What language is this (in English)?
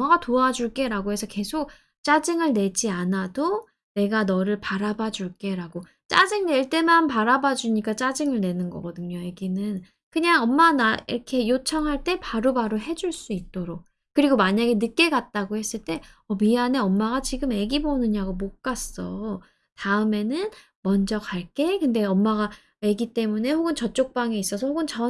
Korean